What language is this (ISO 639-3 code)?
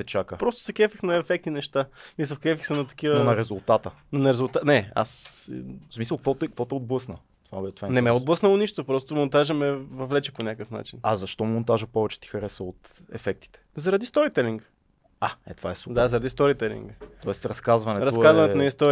bul